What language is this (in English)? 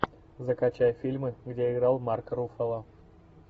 Russian